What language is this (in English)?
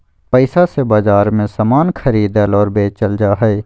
Magahi